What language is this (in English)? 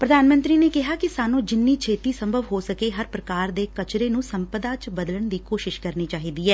Punjabi